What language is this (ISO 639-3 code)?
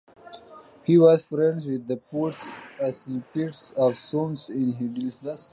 eng